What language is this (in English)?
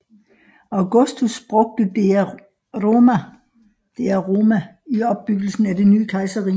Danish